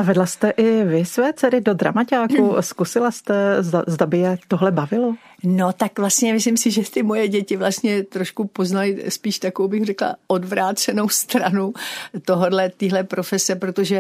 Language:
Czech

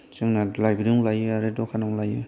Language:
Bodo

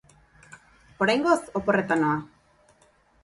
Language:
Basque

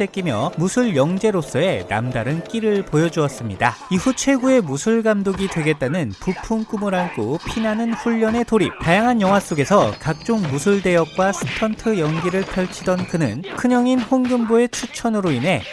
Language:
Korean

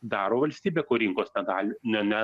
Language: Lithuanian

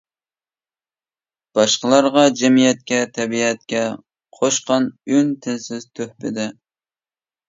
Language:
Uyghur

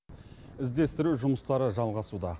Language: Kazakh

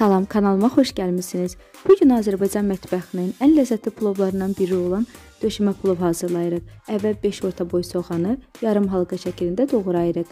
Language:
Turkish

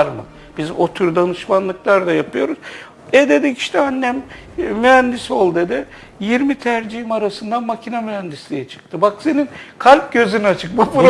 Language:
Turkish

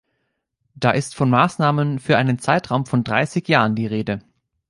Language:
German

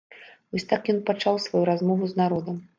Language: Belarusian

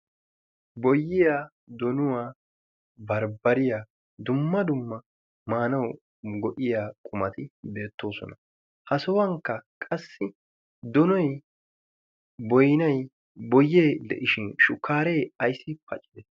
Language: Wolaytta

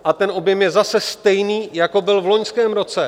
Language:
Czech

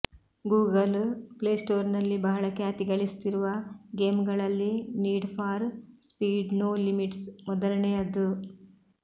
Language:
Kannada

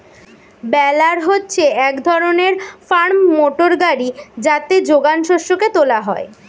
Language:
Bangla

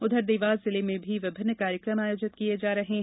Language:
Hindi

